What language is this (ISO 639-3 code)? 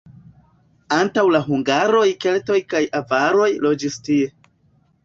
epo